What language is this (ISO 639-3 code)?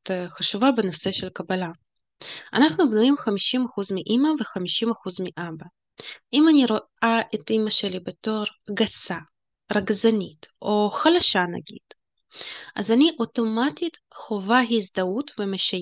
heb